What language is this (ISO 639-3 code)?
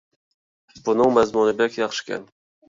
uig